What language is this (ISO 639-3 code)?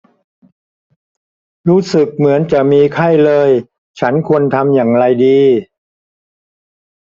tha